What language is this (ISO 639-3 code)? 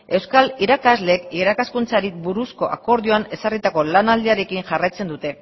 eus